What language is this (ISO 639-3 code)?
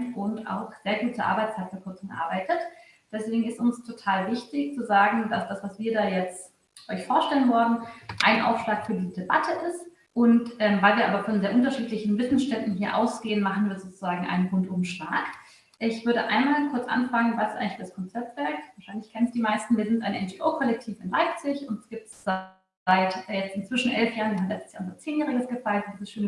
deu